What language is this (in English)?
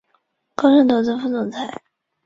Chinese